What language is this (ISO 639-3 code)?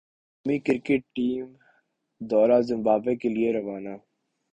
urd